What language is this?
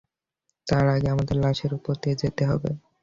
Bangla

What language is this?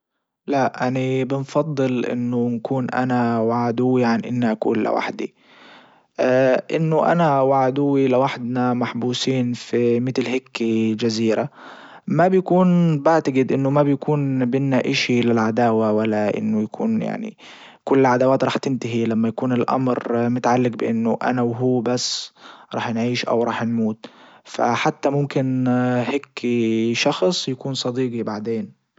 Libyan Arabic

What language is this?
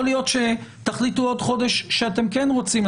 Hebrew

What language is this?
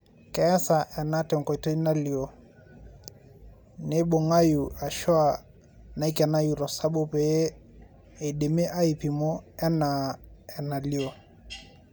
Masai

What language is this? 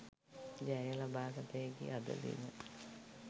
Sinhala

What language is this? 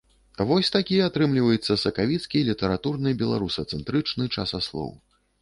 Belarusian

